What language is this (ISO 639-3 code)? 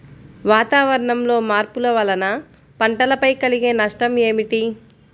tel